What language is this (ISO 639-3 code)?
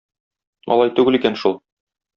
tat